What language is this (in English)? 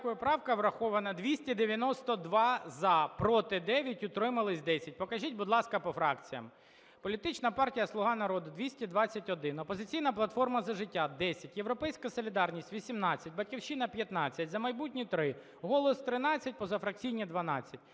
Ukrainian